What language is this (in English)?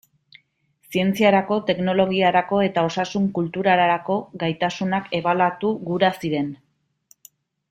Basque